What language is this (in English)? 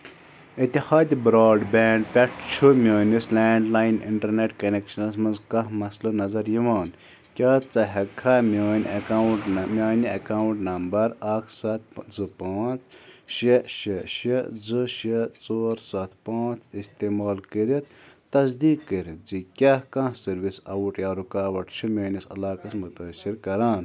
Kashmiri